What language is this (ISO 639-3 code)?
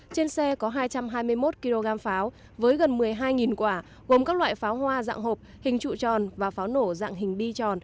vie